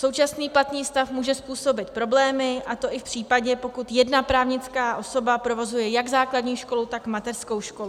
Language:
Czech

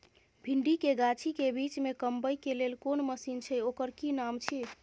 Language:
Maithili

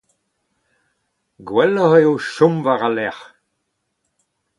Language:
Breton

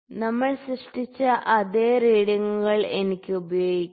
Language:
Malayalam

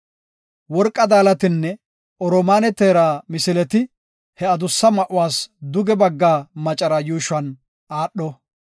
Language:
Gofa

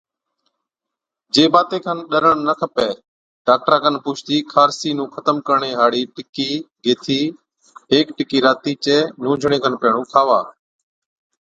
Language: Od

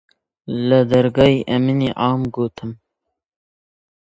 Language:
Central Kurdish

